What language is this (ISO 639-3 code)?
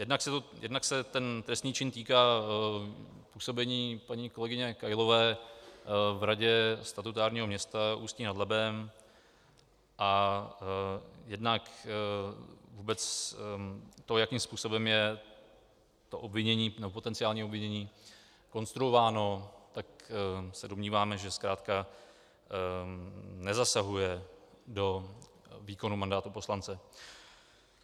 ces